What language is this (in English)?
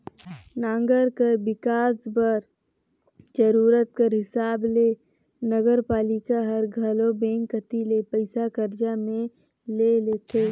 Chhattisgarhi